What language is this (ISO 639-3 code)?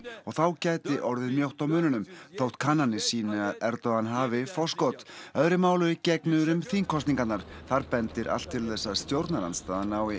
isl